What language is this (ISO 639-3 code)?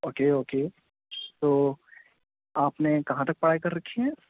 urd